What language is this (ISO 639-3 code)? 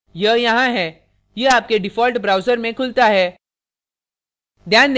hin